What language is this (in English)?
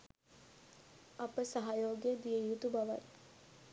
Sinhala